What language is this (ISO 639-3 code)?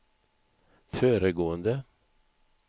swe